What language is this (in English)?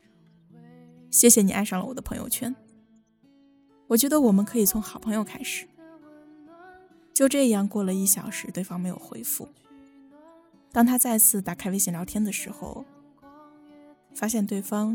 Chinese